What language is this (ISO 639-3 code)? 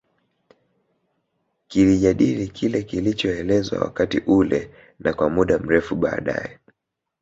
swa